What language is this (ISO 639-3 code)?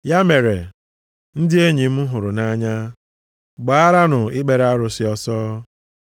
ibo